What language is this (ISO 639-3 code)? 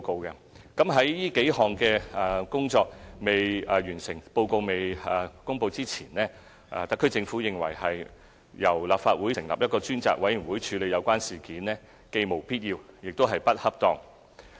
yue